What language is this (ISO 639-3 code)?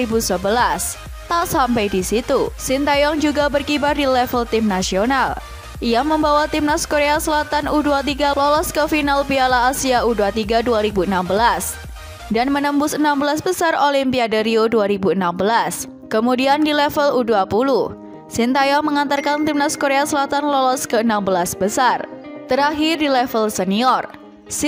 ind